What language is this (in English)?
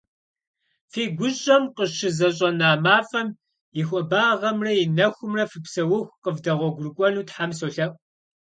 Kabardian